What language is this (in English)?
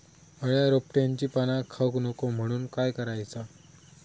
Marathi